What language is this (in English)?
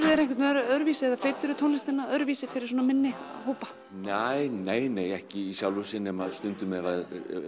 Icelandic